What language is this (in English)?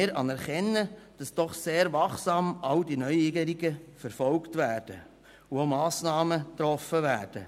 Swiss German